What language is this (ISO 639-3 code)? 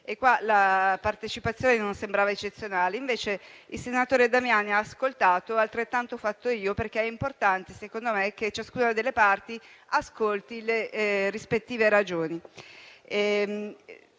ita